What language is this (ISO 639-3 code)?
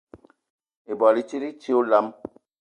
eto